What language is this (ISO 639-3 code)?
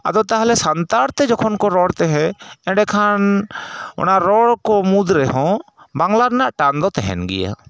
sat